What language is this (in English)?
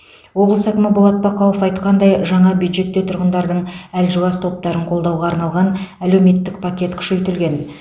Kazakh